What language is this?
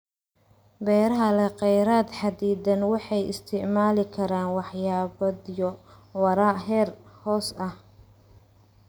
Somali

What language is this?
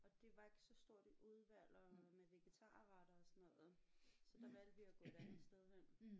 Danish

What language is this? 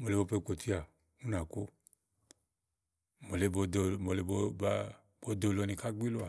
Igo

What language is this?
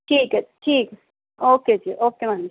Punjabi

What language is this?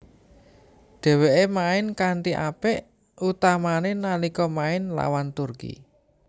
Javanese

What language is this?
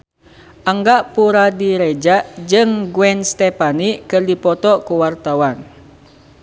Sundanese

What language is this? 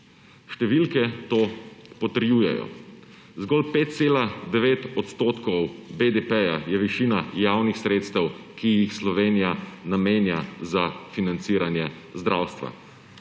Slovenian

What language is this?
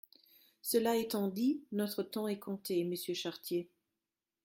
French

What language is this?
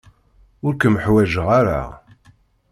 Kabyle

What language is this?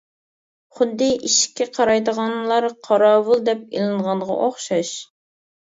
Uyghur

